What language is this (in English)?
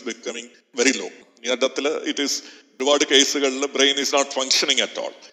Malayalam